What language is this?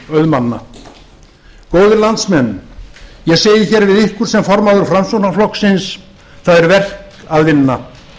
Icelandic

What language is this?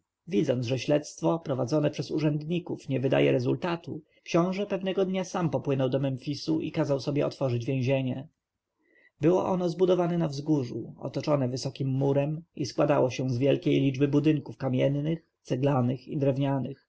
Polish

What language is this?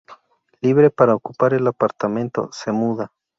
Spanish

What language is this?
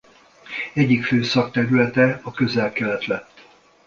Hungarian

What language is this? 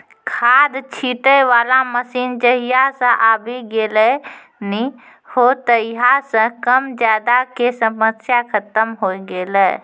Maithili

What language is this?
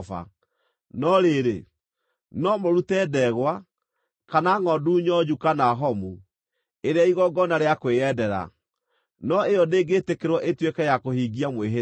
Kikuyu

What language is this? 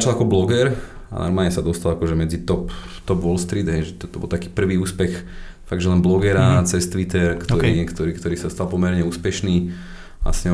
Slovak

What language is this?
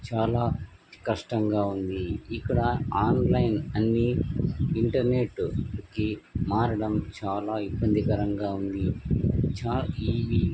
Telugu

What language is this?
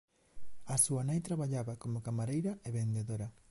Galician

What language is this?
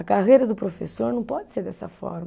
Portuguese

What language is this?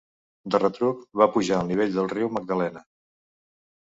Catalan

